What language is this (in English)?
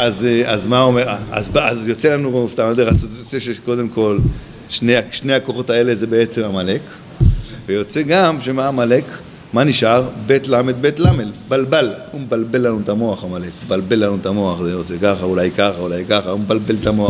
Hebrew